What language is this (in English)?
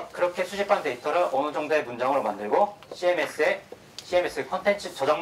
Korean